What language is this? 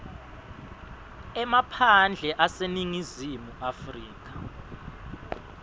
Swati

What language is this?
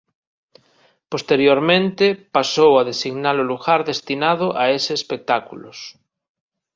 Galician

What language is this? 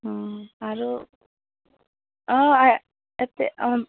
Assamese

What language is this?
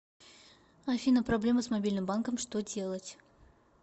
Russian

